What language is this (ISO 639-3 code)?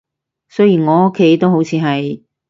yue